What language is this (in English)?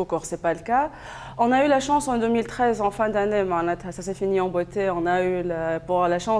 French